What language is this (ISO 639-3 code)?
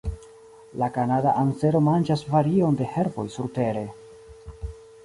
epo